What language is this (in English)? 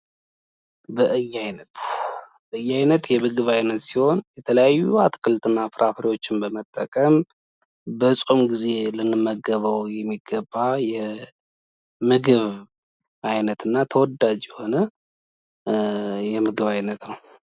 Amharic